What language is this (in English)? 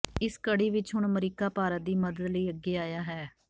Punjabi